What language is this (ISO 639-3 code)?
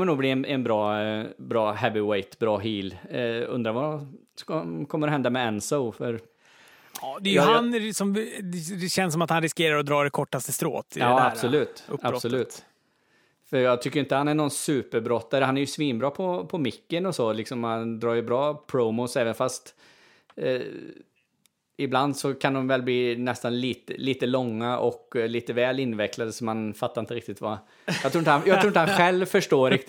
swe